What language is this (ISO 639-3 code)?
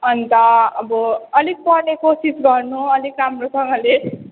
nep